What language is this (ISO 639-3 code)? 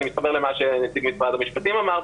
heb